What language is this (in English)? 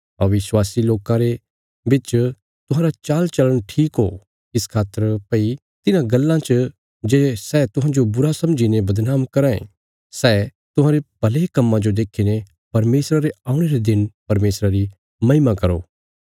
Bilaspuri